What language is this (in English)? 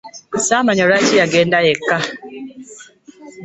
Ganda